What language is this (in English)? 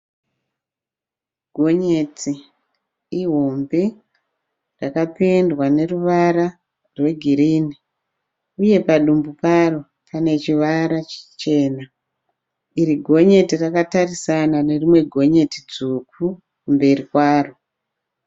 Shona